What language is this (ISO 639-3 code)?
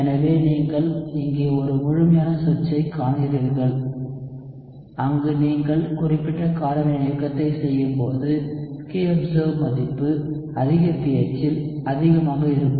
tam